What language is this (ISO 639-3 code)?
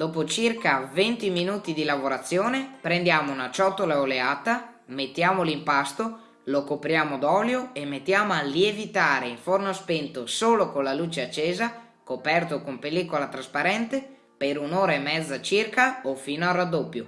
ita